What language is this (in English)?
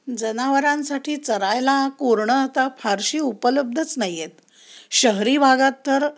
Marathi